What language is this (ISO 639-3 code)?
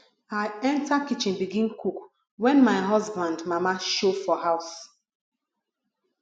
pcm